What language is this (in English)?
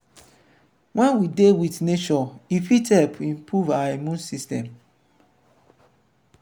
Nigerian Pidgin